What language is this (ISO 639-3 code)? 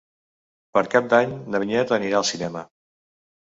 cat